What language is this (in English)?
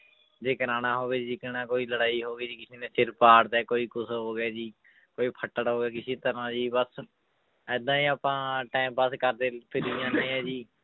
Punjabi